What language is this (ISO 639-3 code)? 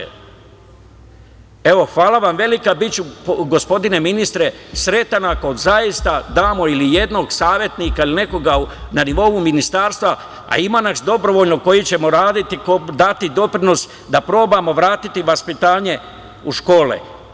srp